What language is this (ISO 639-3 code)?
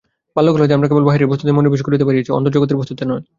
ben